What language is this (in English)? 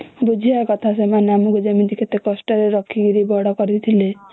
Odia